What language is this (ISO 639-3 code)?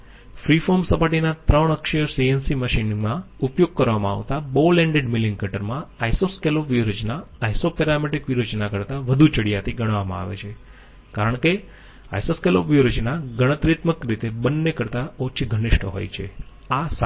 guj